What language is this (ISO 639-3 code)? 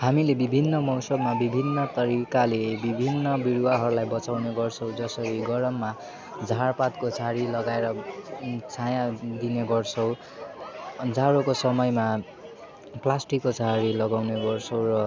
nep